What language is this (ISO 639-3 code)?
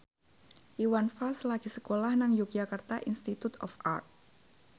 jav